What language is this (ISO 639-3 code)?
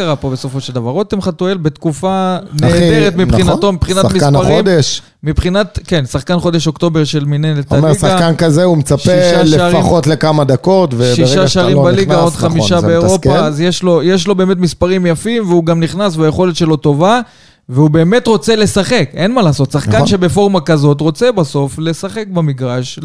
heb